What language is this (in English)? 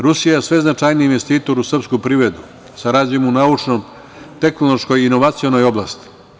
Serbian